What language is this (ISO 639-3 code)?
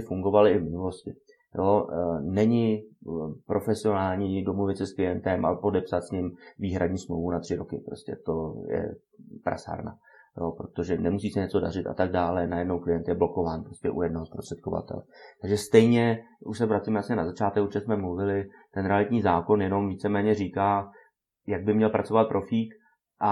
ces